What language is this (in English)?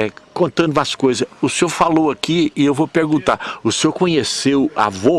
Portuguese